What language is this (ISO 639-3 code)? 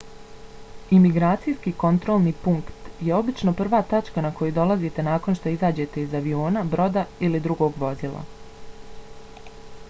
bos